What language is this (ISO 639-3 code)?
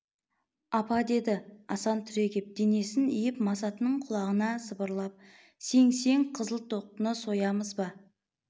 kaz